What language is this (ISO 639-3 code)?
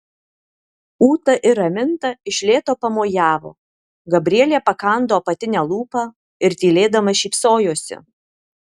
lit